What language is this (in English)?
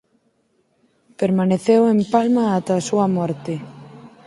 Galician